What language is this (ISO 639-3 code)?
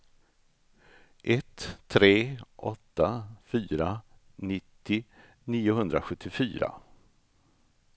swe